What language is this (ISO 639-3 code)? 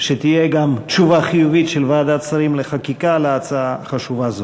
heb